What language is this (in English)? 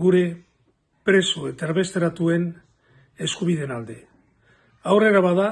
Spanish